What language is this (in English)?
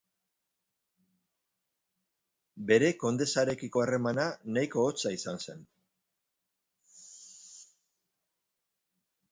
Basque